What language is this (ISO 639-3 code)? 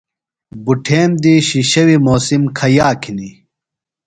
phl